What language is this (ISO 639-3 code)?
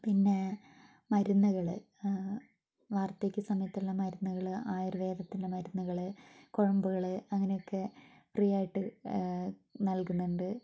mal